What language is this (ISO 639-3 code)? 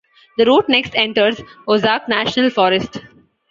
eng